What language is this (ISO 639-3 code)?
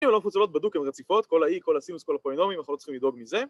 heb